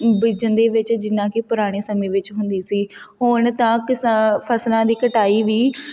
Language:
Punjabi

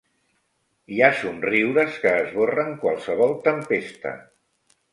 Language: Catalan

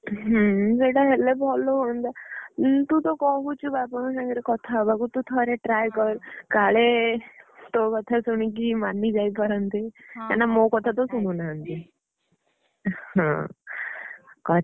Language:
Odia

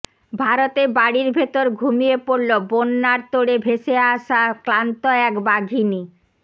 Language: Bangla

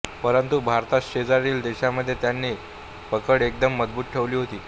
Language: Marathi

